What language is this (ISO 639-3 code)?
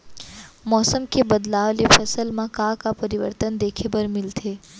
hne